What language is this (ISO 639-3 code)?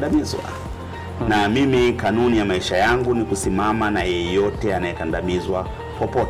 swa